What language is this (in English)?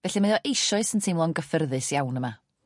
Welsh